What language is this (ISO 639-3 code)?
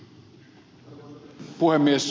fin